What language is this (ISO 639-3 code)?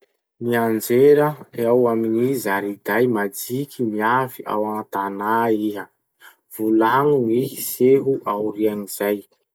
msh